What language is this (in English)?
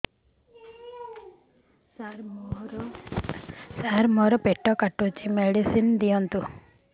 Odia